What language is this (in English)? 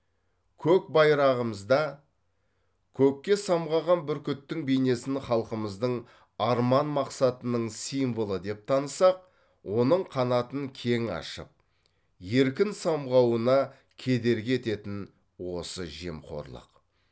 Kazakh